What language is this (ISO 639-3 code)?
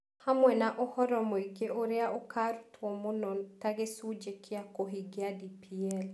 kik